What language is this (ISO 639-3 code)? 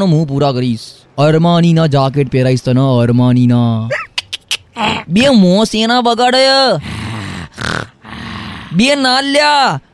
guj